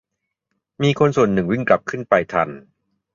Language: Thai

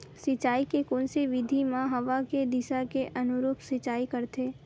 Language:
Chhattisgarhi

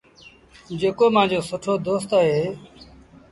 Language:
Sindhi Bhil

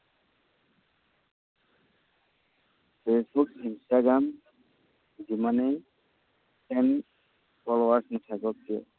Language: Assamese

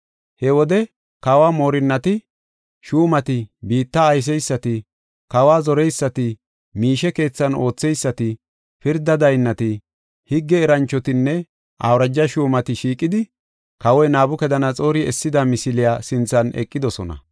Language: Gofa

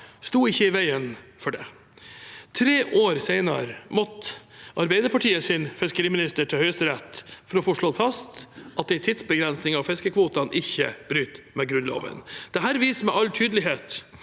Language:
Norwegian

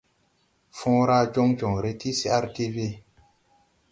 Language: Tupuri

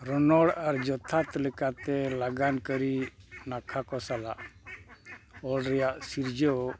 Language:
Santali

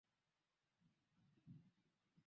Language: Swahili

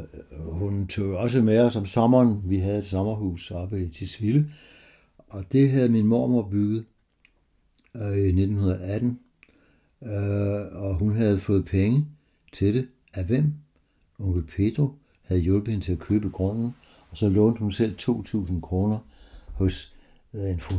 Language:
Danish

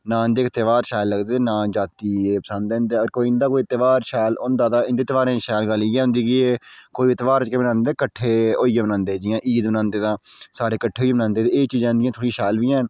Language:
Dogri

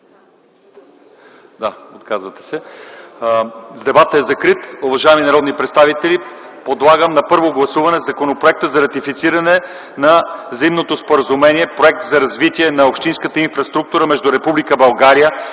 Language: Bulgarian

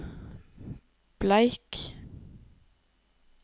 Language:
Norwegian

